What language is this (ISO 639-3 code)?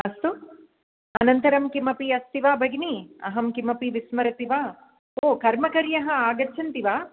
san